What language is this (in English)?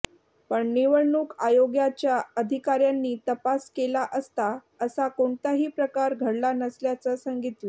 Marathi